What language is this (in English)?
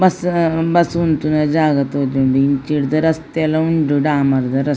Tulu